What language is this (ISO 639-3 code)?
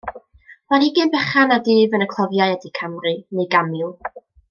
cym